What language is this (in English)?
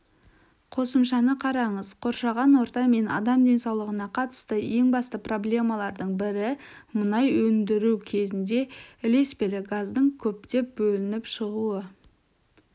Kazakh